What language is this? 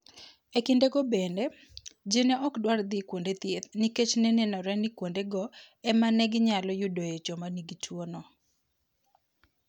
Luo (Kenya and Tanzania)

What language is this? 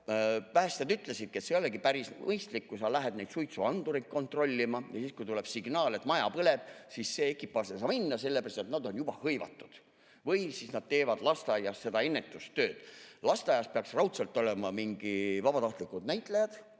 Estonian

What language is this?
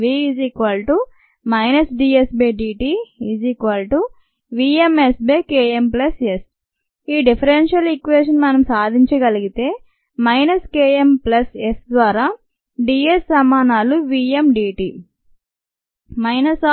Telugu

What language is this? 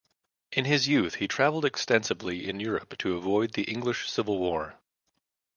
English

